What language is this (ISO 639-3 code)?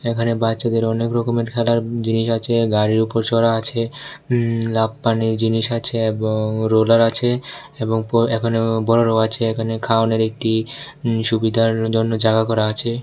ben